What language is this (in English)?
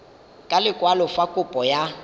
Tswana